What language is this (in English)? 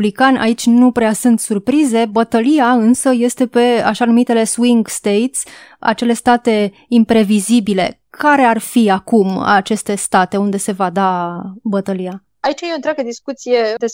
Romanian